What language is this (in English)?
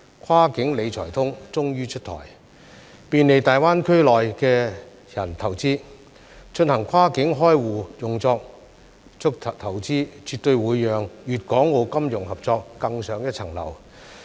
Cantonese